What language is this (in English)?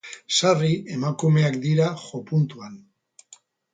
Basque